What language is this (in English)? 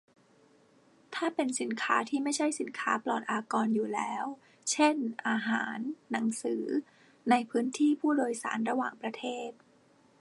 Thai